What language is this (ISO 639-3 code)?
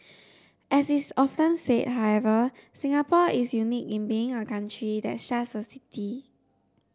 eng